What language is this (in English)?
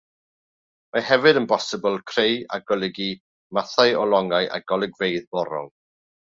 Welsh